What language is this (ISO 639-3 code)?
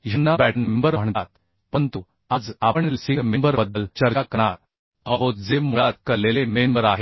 mar